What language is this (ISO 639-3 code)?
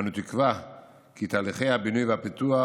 heb